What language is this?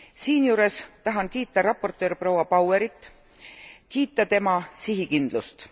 Estonian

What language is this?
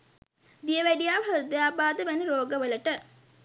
Sinhala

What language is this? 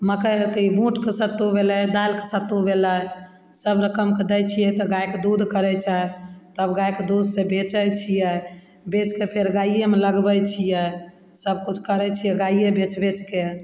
Maithili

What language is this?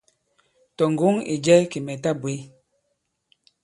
Bankon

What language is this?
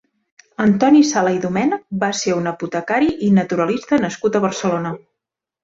Catalan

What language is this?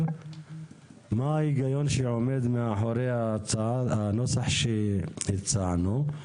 Hebrew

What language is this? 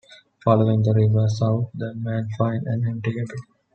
English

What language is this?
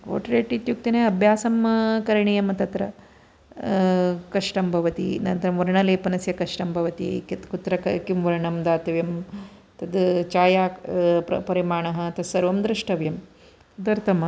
Sanskrit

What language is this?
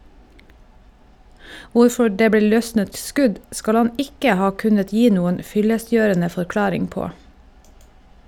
Norwegian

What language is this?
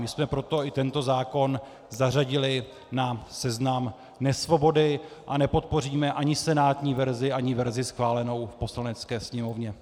Czech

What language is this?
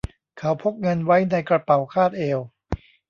Thai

